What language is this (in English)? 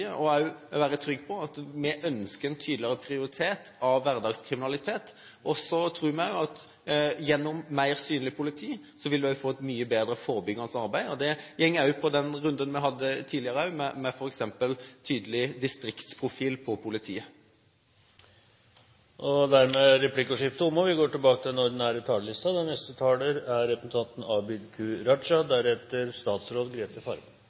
Norwegian